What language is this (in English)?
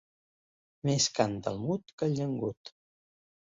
Catalan